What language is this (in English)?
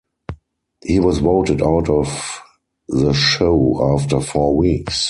English